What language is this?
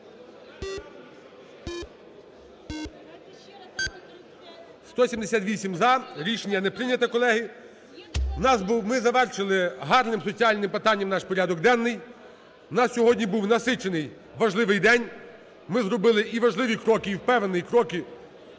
Ukrainian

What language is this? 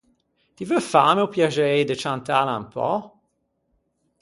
Ligurian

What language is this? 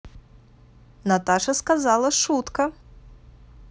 Russian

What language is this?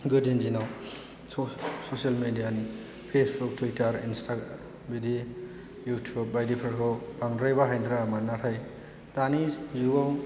Bodo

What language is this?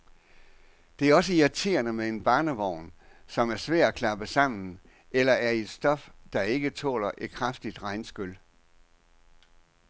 Danish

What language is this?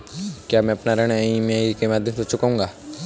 Hindi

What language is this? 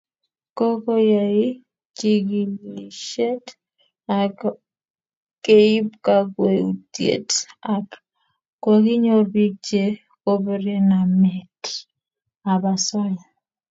Kalenjin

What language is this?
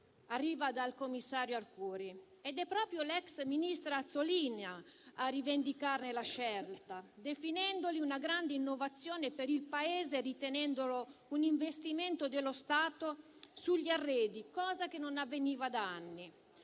Italian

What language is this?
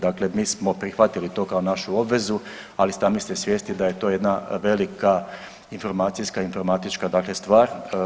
Croatian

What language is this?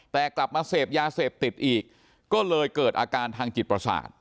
Thai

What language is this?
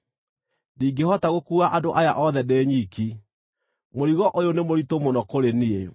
Kikuyu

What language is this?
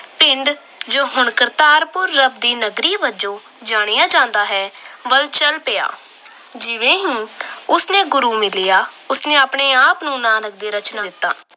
Punjabi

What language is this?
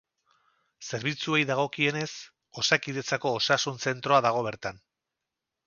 Basque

